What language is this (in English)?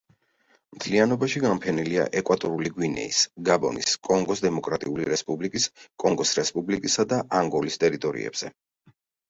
Georgian